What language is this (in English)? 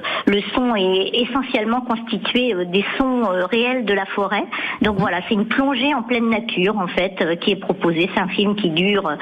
French